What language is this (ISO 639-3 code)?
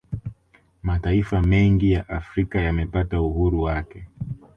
swa